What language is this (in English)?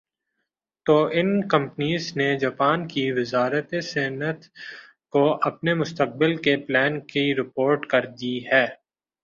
Urdu